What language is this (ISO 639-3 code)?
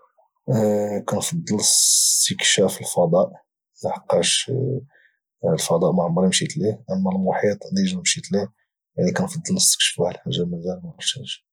ary